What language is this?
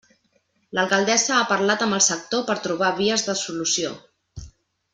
Catalan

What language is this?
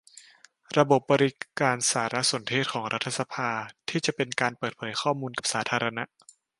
Thai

